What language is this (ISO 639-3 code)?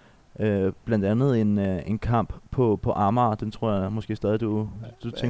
dan